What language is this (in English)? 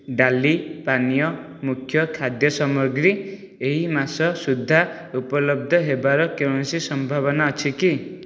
Odia